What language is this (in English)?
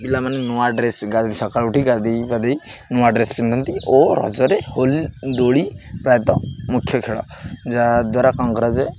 Odia